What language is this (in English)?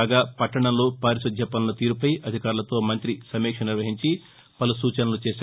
Telugu